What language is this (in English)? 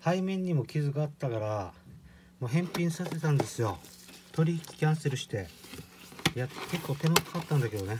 Japanese